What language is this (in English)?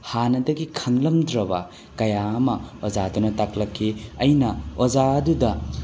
Manipuri